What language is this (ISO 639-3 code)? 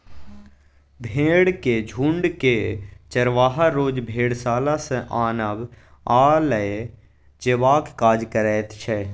mai